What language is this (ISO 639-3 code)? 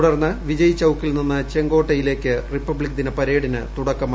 mal